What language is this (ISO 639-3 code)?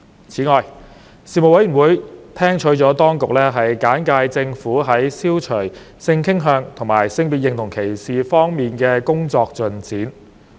yue